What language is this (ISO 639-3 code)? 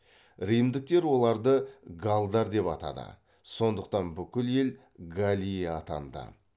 kaz